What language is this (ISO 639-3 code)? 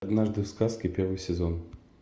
rus